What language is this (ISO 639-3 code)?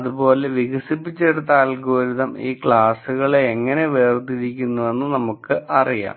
mal